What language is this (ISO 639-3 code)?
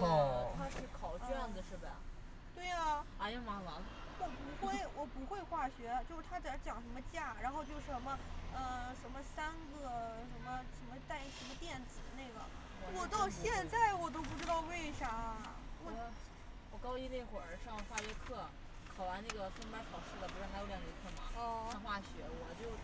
zho